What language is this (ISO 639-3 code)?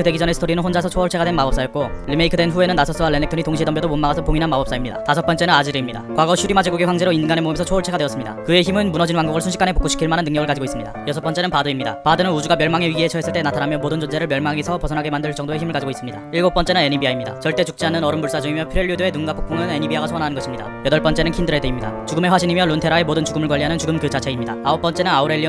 kor